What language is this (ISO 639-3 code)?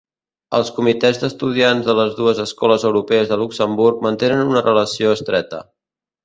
cat